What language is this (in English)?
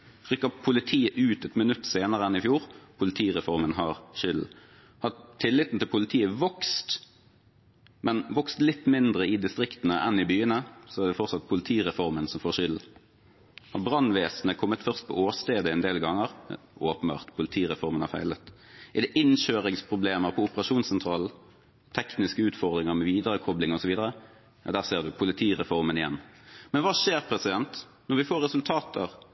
Norwegian Bokmål